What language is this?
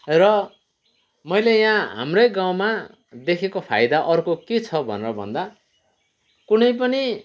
Nepali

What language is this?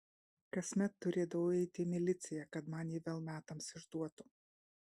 Lithuanian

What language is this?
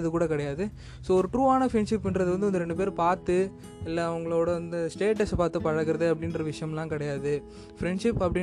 Tamil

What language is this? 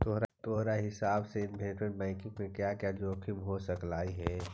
Magahi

